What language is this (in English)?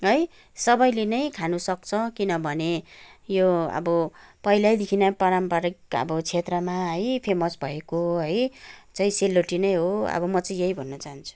Nepali